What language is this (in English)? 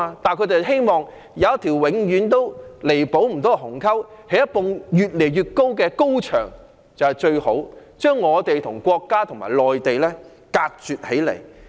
Cantonese